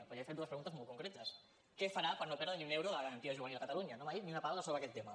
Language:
Catalan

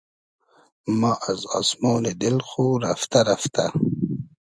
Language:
Hazaragi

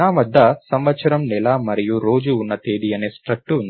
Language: Telugu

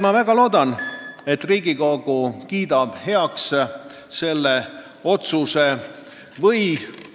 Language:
Estonian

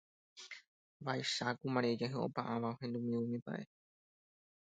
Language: Guarani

